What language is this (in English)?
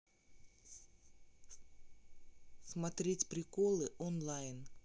Russian